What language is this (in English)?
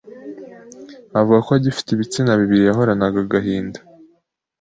Kinyarwanda